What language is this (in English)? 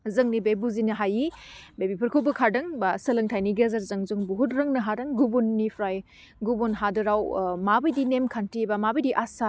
Bodo